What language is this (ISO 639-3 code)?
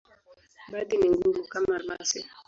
swa